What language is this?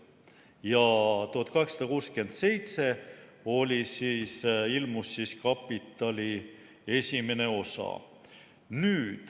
Estonian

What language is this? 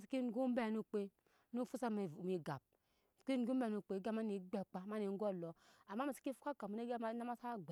Nyankpa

